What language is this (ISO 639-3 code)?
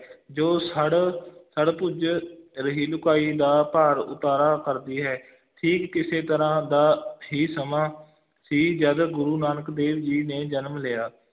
pan